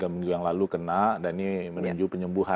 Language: Indonesian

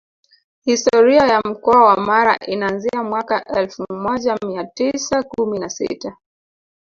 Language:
Swahili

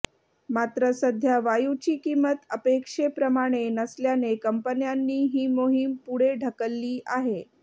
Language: Marathi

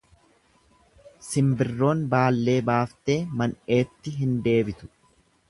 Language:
Oromo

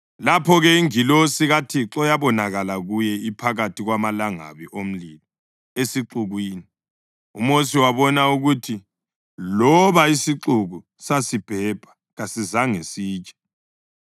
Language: North Ndebele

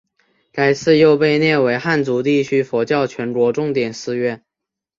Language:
Chinese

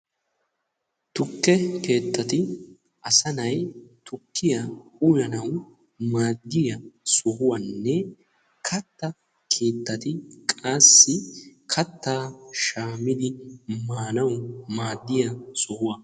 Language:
Wolaytta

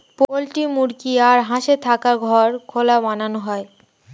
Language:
Bangla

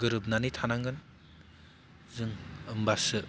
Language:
Bodo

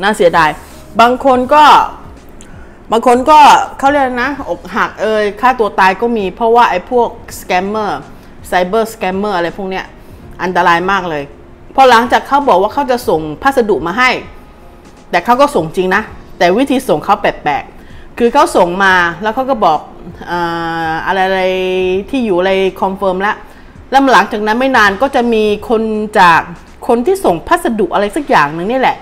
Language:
Thai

